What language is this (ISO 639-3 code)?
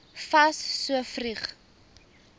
afr